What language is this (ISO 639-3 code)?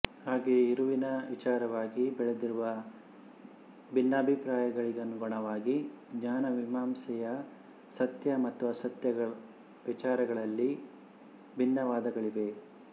kan